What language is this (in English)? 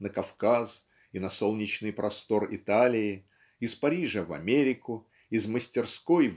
Russian